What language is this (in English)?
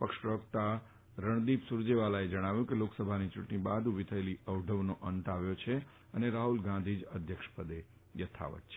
Gujarati